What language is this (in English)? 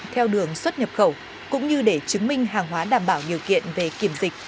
Vietnamese